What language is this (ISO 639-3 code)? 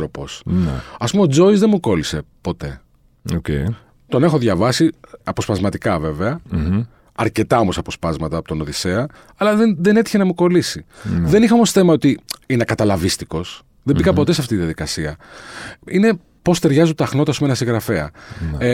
ell